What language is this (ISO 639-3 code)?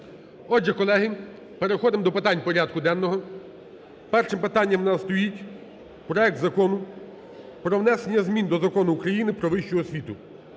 ukr